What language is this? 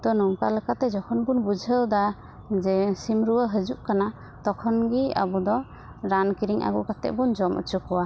Santali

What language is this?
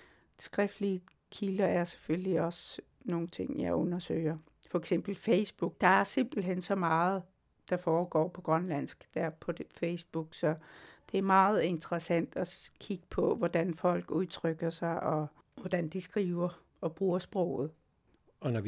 Danish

